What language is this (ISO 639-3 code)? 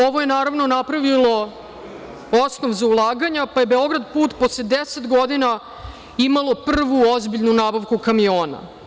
srp